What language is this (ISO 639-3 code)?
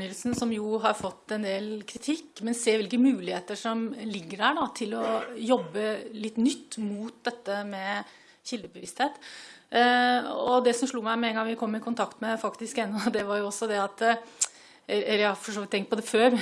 nor